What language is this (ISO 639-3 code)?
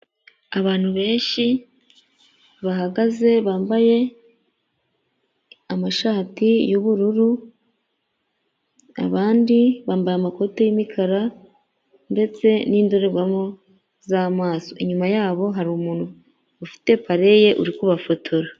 kin